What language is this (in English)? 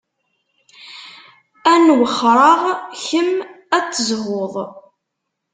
Kabyle